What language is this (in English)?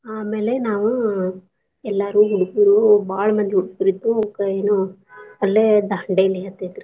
Kannada